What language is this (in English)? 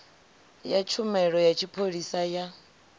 Venda